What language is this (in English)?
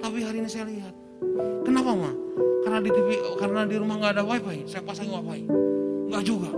Indonesian